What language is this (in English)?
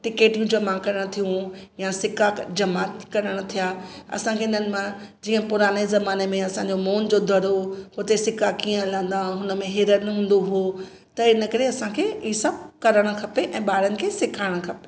Sindhi